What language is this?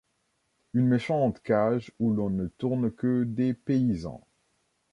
French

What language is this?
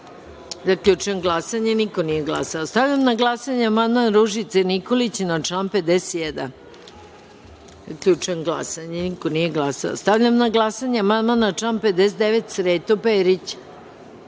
Serbian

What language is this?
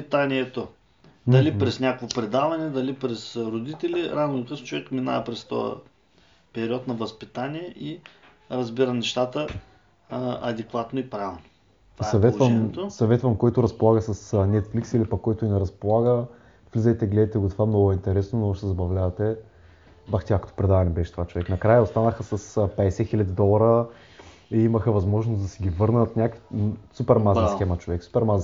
Bulgarian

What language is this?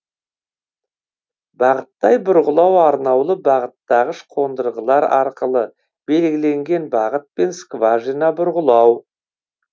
Kazakh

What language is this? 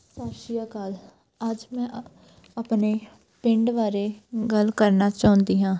Punjabi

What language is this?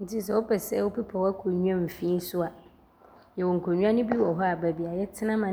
Abron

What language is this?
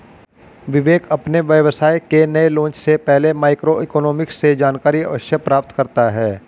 Hindi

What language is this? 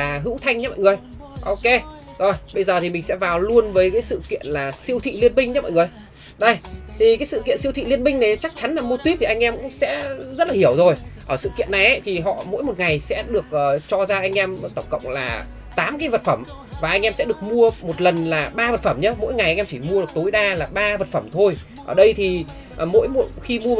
Vietnamese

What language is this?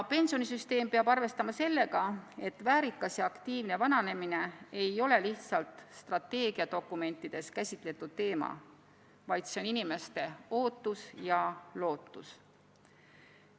Estonian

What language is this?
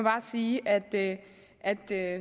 Danish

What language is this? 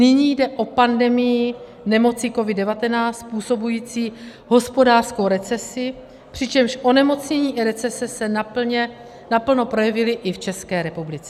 Czech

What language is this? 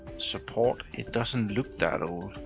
English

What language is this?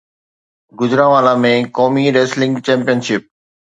Sindhi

